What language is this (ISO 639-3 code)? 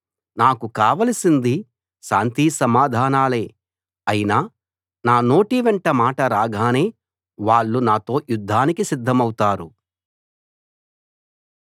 tel